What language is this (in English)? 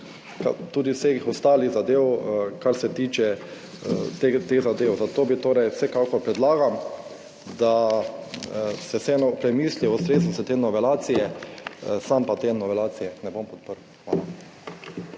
Slovenian